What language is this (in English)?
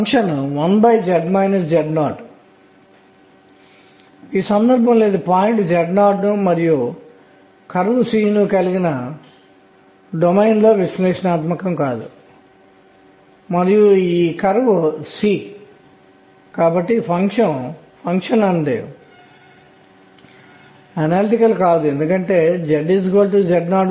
Telugu